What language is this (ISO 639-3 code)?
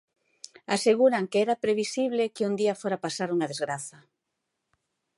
glg